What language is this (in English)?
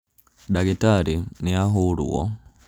Kikuyu